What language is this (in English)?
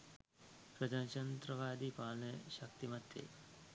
Sinhala